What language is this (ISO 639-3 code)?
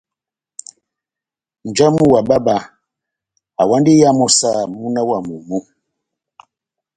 bnm